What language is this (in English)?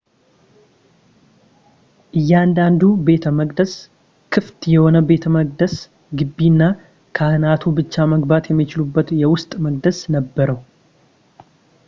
Amharic